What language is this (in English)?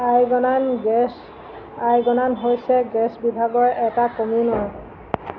Assamese